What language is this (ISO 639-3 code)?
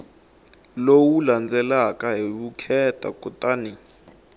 tso